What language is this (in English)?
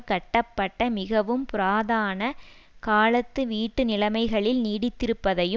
Tamil